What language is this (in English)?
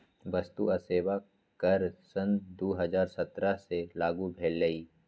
Magahi